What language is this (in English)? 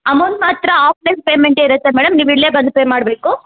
Kannada